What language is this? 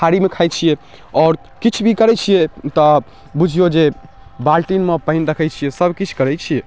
Maithili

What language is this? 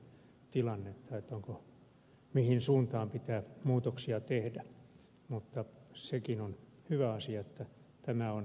Finnish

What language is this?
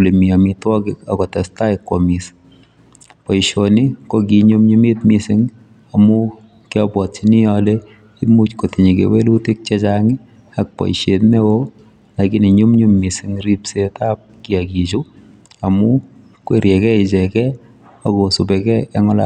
Kalenjin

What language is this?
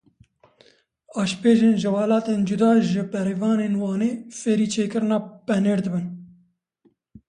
Kurdish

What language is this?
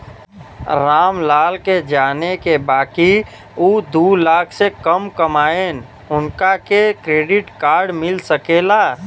Bhojpuri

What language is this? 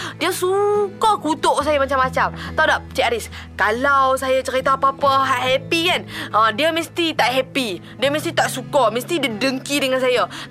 Malay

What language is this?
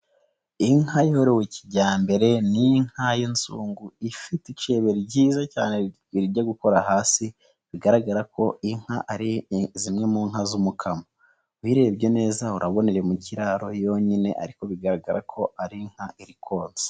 Kinyarwanda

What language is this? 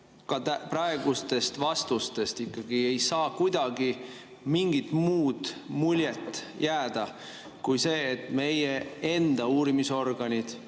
Estonian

